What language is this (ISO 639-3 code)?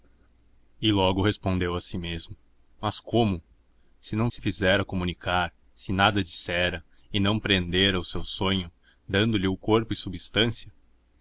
por